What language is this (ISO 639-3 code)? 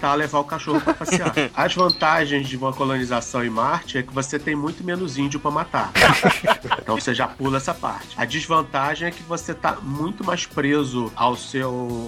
por